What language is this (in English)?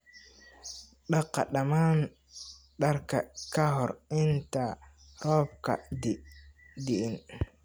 Somali